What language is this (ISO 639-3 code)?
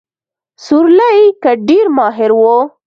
pus